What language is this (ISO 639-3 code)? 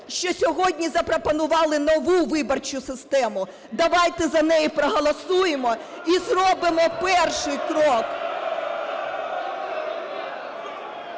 ukr